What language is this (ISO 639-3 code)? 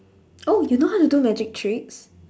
eng